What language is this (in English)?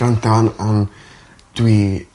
Welsh